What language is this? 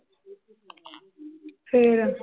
Punjabi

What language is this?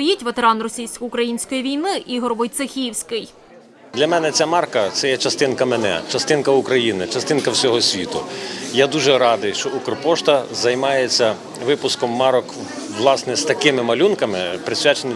Ukrainian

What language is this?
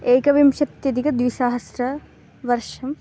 Sanskrit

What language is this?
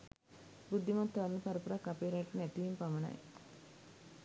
Sinhala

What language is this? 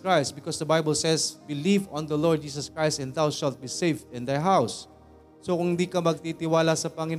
Filipino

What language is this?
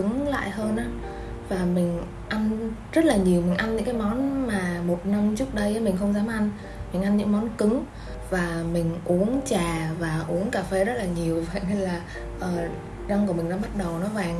Vietnamese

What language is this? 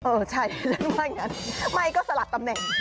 Thai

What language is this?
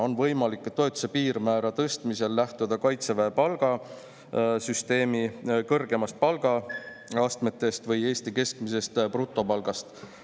Estonian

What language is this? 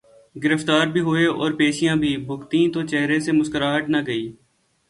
Urdu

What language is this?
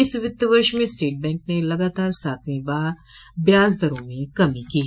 Hindi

